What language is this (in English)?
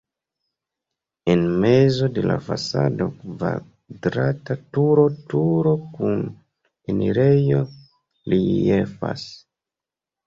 Esperanto